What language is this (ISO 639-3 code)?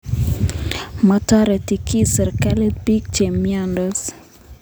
kln